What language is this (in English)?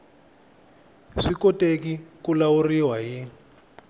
Tsonga